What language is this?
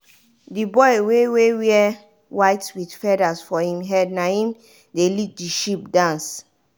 Nigerian Pidgin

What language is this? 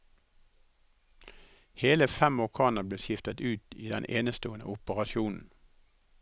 Norwegian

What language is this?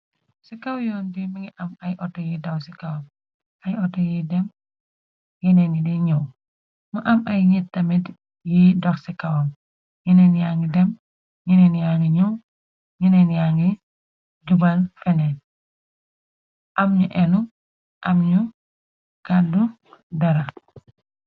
Wolof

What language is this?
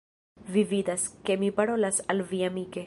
Esperanto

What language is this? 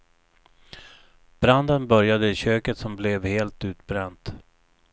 Swedish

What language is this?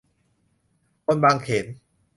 Thai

